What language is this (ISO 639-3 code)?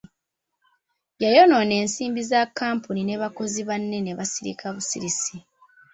lug